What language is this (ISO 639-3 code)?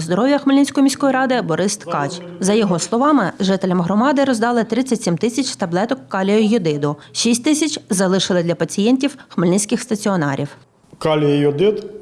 ukr